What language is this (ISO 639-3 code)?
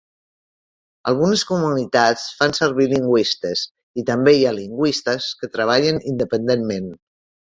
cat